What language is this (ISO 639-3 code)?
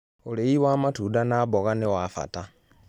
kik